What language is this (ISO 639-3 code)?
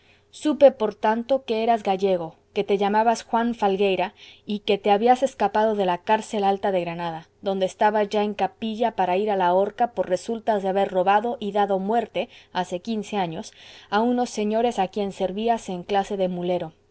spa